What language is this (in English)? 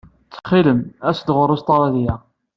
Kabyle